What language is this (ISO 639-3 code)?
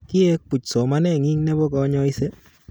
kln